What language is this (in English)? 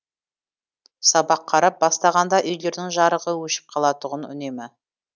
Kazakh